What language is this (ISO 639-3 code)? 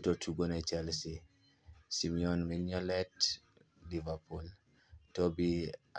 luo